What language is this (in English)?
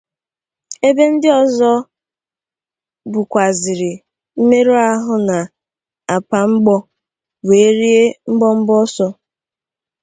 Igbo